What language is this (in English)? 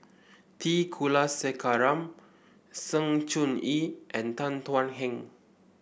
English